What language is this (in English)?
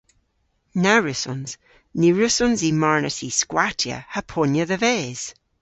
Cornish